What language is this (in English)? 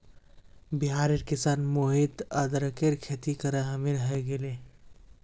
Magahi